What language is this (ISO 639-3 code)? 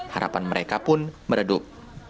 ind